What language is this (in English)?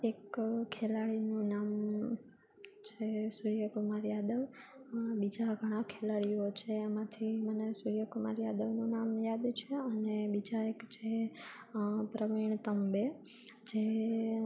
Gujarati